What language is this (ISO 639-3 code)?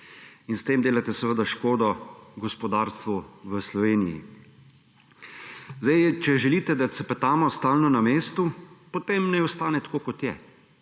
slv